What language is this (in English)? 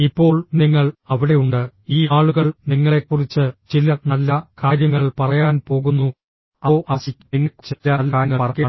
Malayalam